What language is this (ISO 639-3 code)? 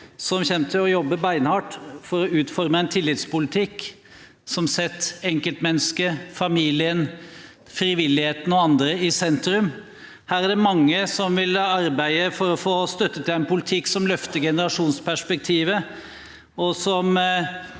nor